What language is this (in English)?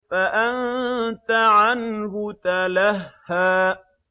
Arabic